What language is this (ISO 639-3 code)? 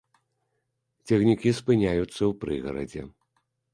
bel